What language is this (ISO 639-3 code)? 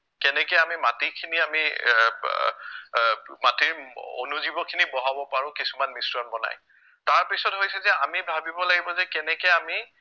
asm